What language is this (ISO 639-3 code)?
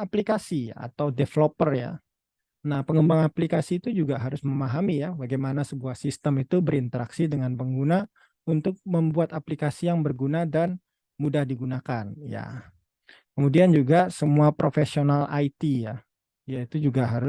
ind